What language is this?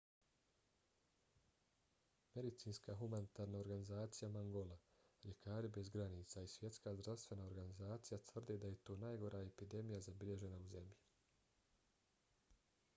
Bosnian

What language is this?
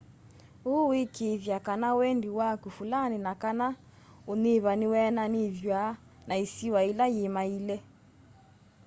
Kamba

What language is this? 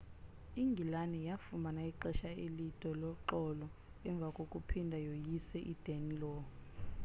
Xhosa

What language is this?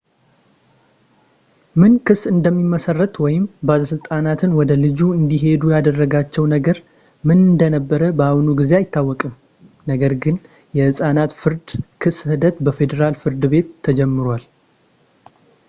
Amharic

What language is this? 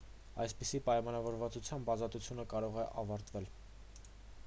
Armenian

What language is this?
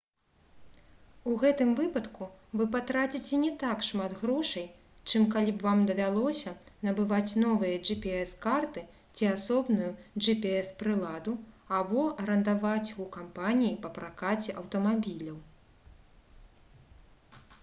Belarusian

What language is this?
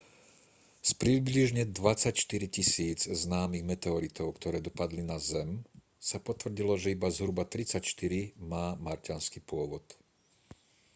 Slovak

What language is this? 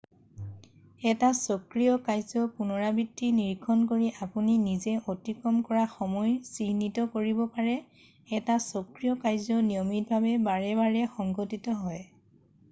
Assamese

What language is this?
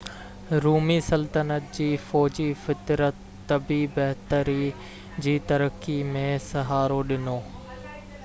Sindhi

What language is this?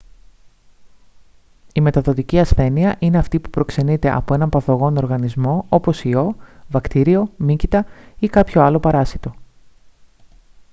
Greek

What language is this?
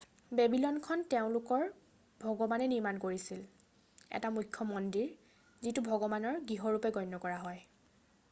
Assamese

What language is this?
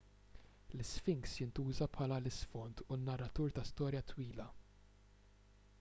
Maltese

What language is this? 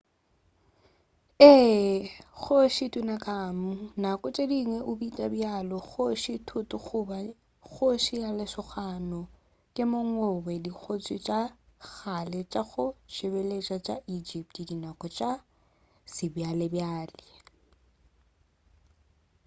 Northern Sotho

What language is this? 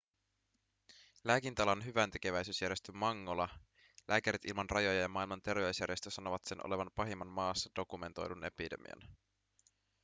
Finnish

